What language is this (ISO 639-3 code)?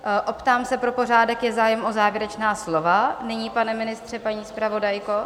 ces